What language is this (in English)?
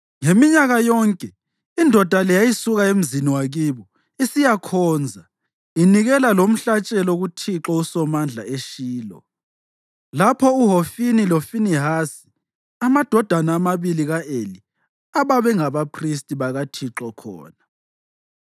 North Ndebele